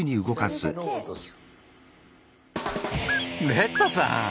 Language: Japanese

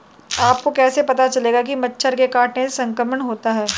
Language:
Hindi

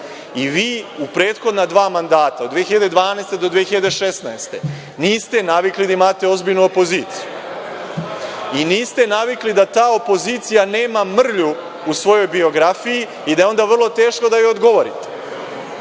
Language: Serbian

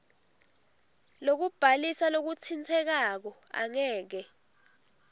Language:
Swati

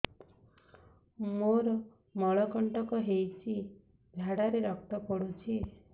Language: Odia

